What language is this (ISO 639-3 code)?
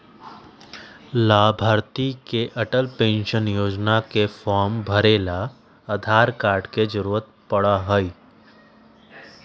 mag